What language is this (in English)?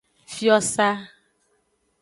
Aja (Benin)